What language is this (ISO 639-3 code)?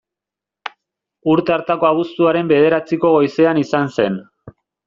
eus